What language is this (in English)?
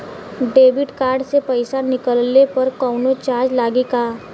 Bhojpuri